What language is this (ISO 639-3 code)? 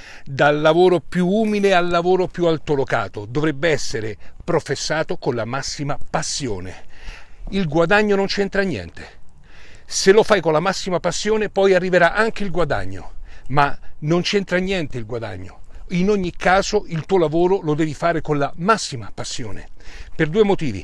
ita